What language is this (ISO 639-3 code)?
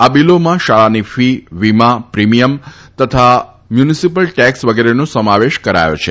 guj